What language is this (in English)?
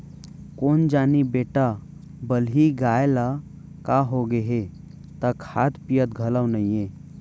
Chhattisgarhi